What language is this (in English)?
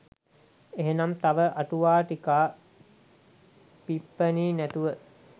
Sinhala